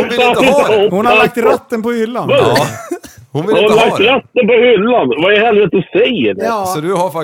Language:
Swedish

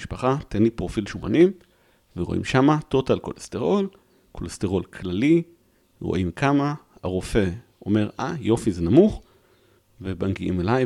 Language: Hebrew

